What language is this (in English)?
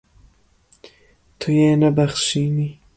Kurdish